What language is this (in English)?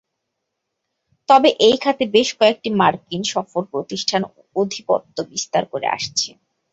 Bangla